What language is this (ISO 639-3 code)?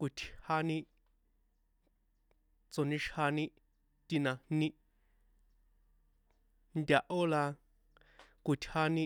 poe